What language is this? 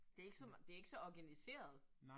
Danish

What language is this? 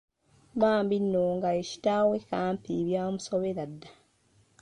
Ganda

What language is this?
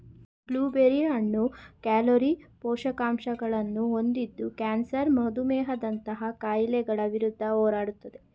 Kannada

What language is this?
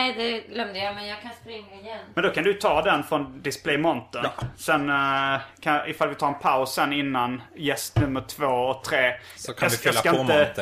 Swedish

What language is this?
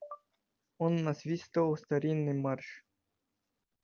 Russian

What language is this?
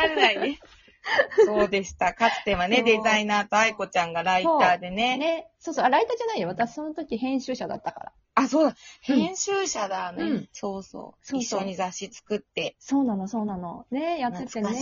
Japanese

